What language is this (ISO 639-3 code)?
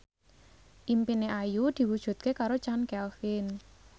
jav